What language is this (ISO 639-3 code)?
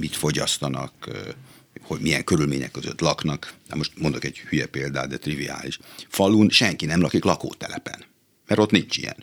hun